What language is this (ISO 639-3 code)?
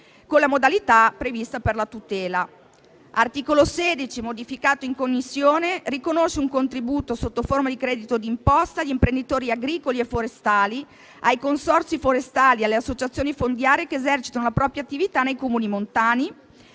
ita